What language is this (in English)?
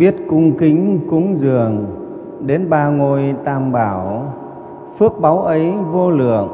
Vietnamese